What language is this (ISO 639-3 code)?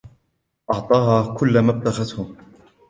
ara